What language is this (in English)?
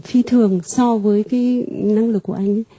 Vietnamese